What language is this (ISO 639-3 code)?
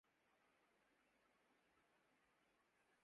urd